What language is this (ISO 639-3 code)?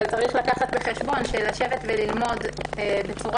heb